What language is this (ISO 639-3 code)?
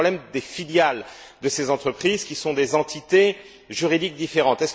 fra